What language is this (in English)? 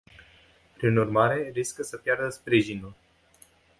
Romanian